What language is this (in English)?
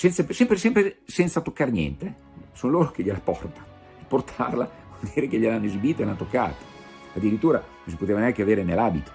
Italian